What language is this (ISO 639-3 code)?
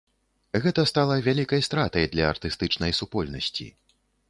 bel